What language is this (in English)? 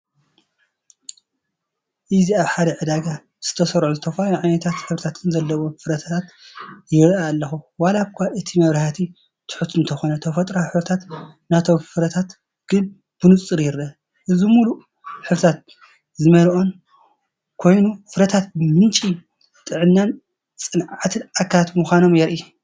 Tigrinya